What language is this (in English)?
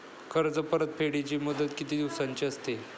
Marathi